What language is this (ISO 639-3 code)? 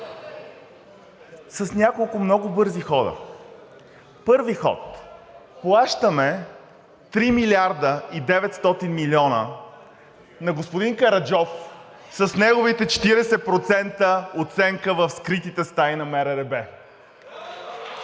bul